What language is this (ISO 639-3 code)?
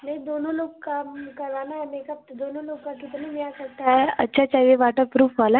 hin